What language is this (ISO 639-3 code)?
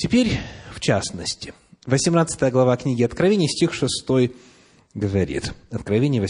rus